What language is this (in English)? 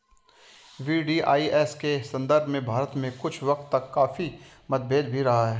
Hindi